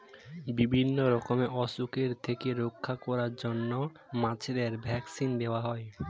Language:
Bangla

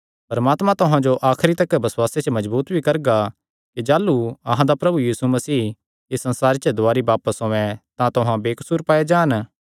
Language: Kangri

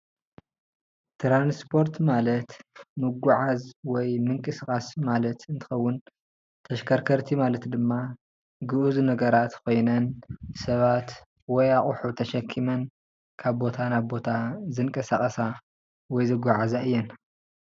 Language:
Tigrinya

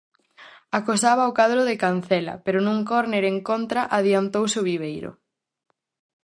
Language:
Galician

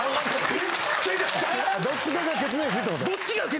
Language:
Japanese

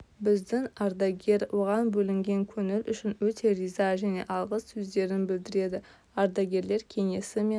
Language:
Kazakh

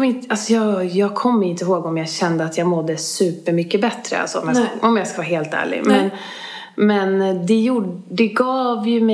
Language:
Swedish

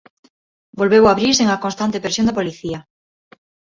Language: Galician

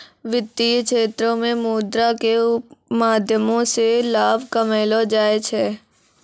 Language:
Maithili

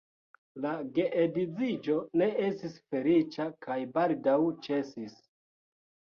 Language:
Esperanto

